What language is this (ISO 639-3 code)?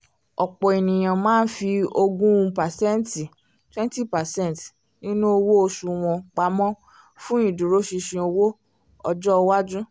yor